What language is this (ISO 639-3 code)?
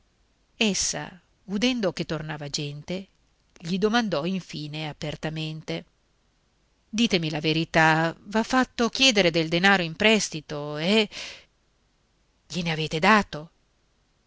ita